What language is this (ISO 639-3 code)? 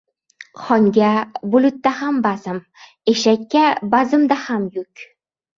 uzb